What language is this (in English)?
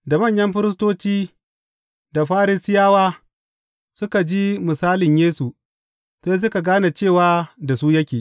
Hausa